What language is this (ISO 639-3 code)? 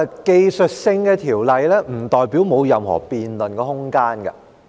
yue